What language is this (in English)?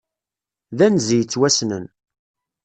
Kabyle